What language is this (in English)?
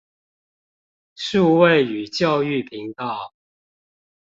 Chinese